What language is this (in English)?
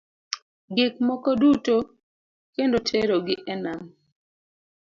Luo (Kenya and Tanzania)